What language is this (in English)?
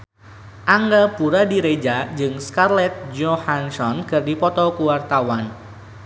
Sundanese